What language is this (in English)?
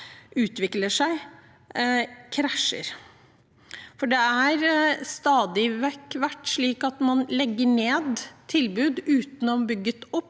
Norwegian